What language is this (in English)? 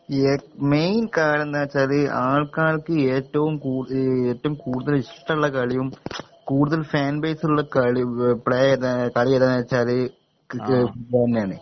Malayalam